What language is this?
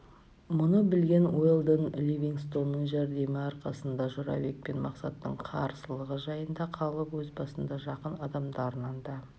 Kazakh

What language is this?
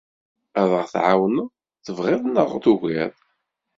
Kabyle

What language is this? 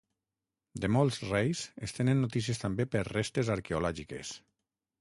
Catalan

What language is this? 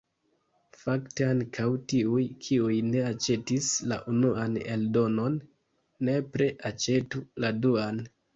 Esperanto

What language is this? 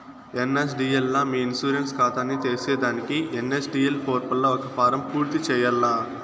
Telugu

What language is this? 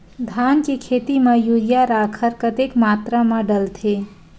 Chhattisgarhi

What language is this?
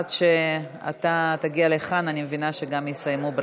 Hebrew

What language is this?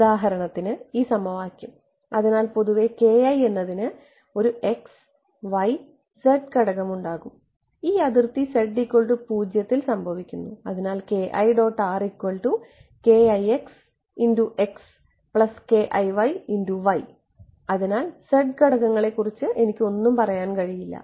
Malayalam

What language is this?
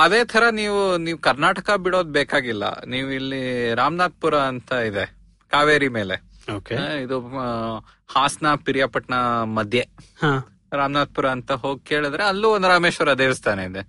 Kannada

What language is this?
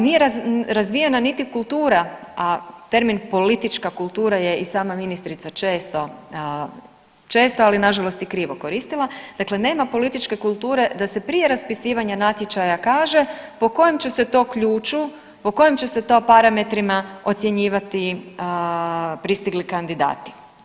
Croatian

